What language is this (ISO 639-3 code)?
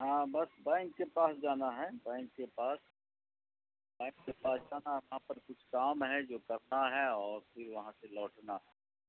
urd